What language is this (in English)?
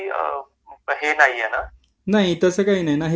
Marathi